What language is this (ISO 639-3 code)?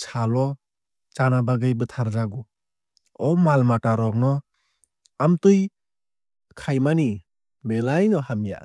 trp